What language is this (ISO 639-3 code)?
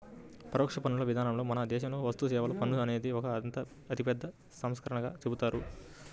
tel